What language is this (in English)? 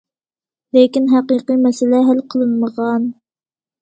Uyghur